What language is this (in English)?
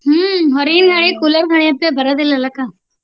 Kannada